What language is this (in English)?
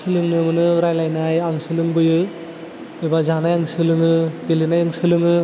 Bodo